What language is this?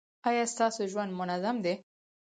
Pashto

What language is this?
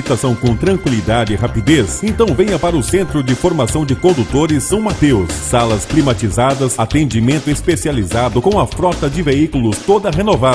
Portuguese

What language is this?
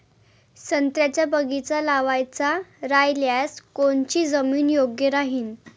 Marathi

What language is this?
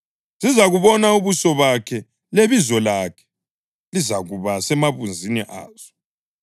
North Ndebele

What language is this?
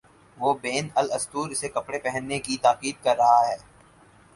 Urdu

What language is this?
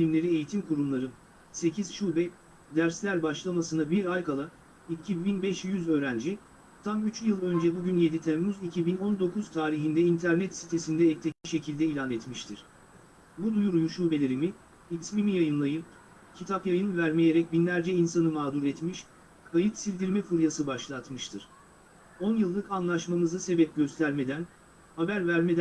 Turkish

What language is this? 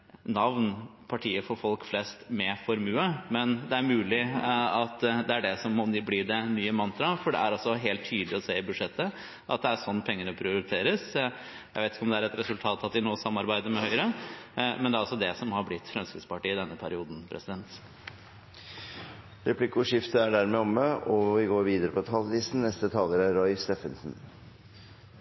Norwegian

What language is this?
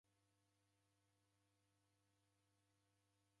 Taita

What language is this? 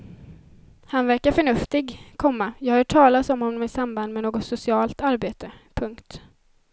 Swedish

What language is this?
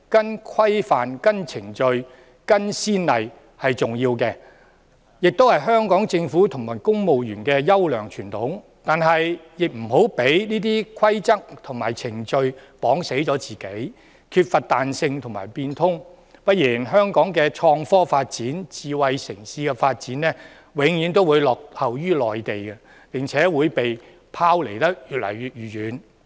Cantonese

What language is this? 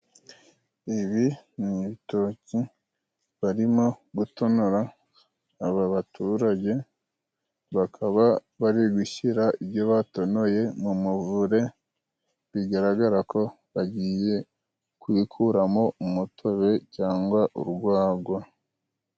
Kinyarwanda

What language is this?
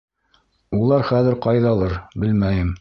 Bashkir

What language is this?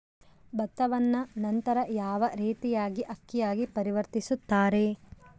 Kannada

